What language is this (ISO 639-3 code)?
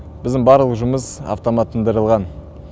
kaz